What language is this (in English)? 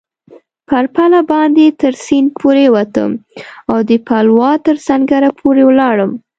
Pashto